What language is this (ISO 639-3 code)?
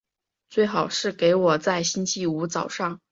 zho